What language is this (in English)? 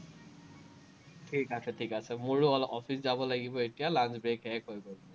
Assamese